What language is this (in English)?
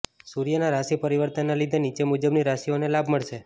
Gujarati